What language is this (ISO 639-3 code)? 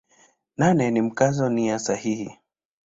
swa